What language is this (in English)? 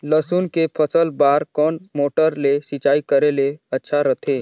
Chhattisgarhi